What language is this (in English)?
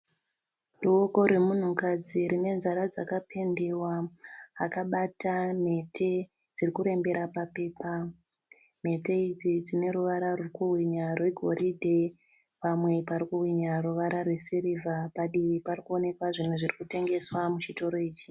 Shona